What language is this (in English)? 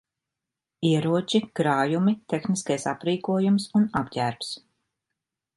Latvian